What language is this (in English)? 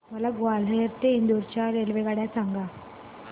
Marathi